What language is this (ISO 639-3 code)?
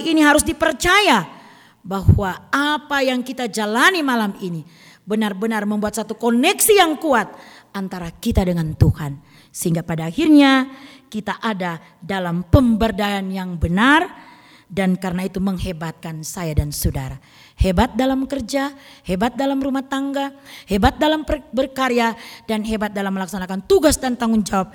ind